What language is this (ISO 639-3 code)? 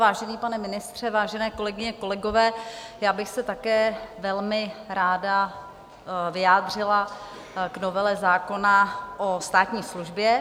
ces